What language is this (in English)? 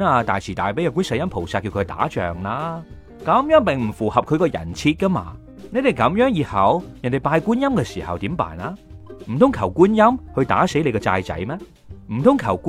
Chinese